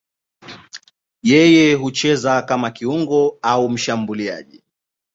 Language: Swahili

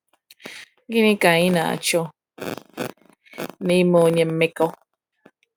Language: Igbo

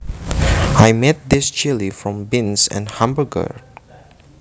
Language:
Javanese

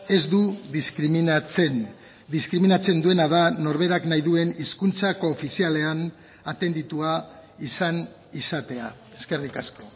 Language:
Basque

